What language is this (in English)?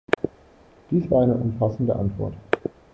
German